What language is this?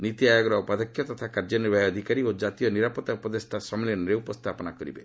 Odia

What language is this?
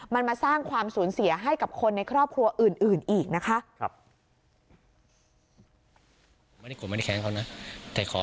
Thai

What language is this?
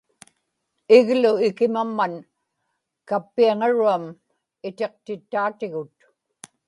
Inupiaq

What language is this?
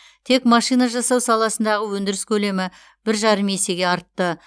Kazakh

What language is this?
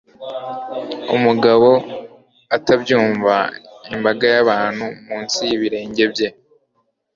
Kinyarwanda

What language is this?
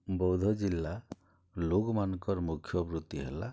Odia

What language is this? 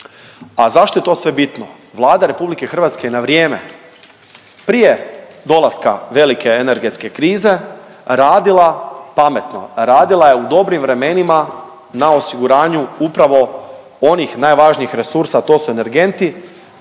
Croatian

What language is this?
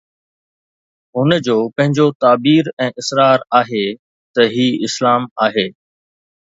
Sindhi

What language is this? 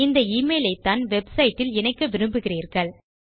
Tamil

